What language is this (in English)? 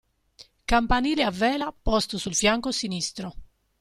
Italian